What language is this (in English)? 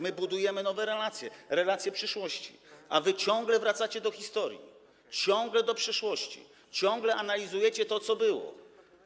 Polish